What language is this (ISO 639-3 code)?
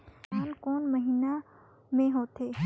hne